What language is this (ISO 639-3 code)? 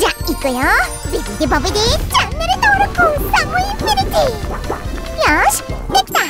jpn